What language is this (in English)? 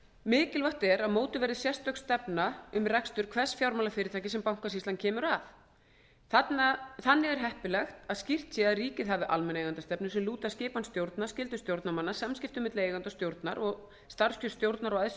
Icelandic